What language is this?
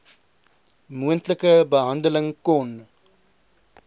Afrikaans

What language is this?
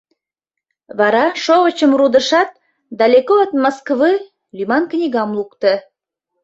Mari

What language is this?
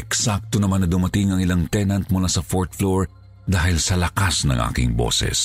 Filipino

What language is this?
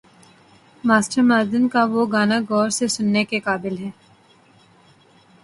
Urdu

